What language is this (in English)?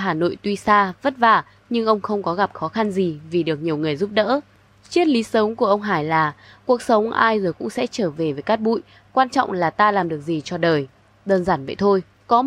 Vietnamese